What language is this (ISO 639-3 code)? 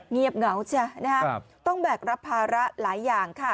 tha